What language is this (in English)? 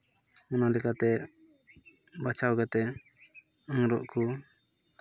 Santali